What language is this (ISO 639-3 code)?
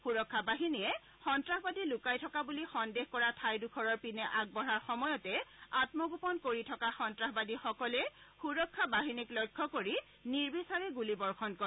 asm